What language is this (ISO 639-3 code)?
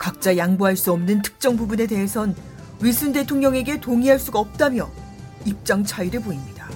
kor